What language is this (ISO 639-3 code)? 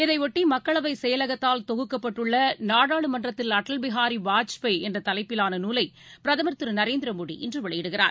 tam